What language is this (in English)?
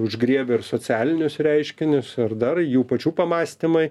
Lithuanian